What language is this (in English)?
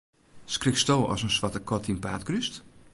Western Frisian